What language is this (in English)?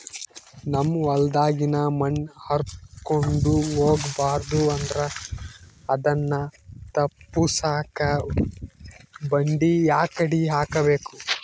Kannada